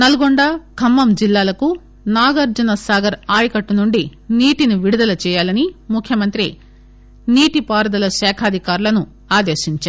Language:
Telugu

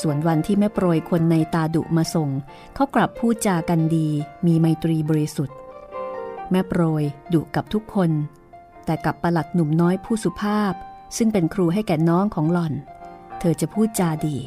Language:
Thai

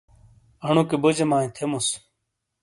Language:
Shina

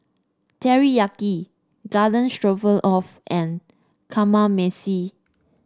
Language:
English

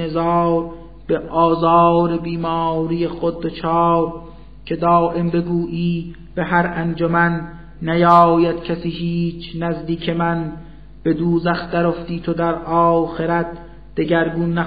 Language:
Persian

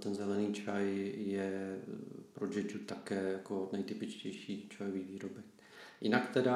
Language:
Czech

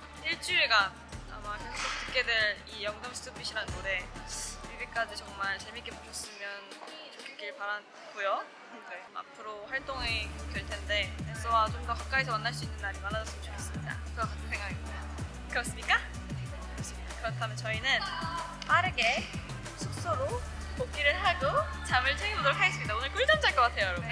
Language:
Korean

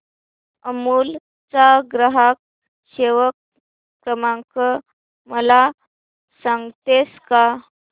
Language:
Marathi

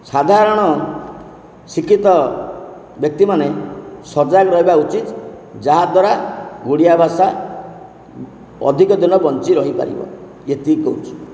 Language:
Odia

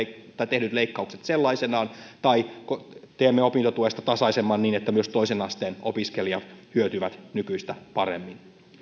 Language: Finnish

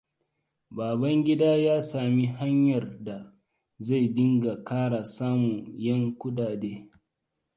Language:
Hausa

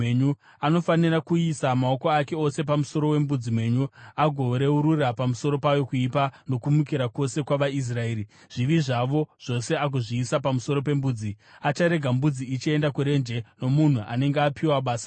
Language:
Shona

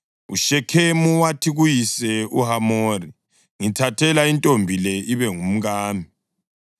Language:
North Ndebele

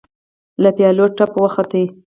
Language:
Pashto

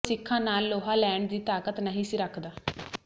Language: Punjabi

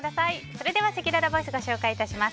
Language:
Japanese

